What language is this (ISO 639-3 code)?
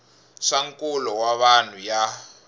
tso